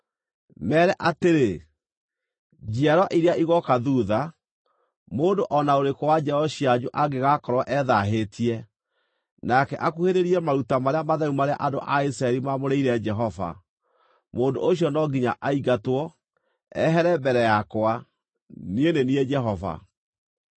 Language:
Kikuyu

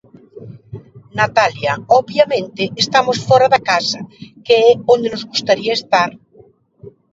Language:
Galician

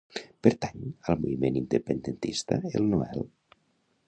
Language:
Catalan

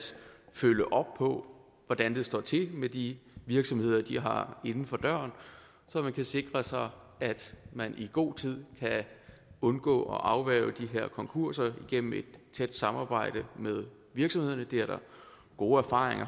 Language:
Danish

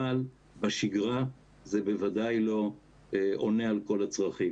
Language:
Hebrew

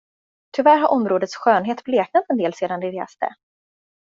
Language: Swedish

